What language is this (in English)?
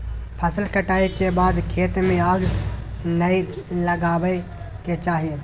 Magahi